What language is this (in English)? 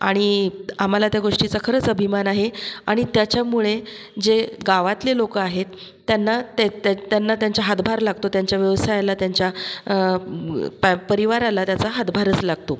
Marathi